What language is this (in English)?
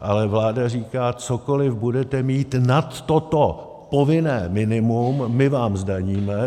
Czech